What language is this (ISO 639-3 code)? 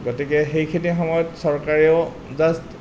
asm